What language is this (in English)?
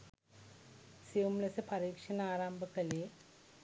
Sinhala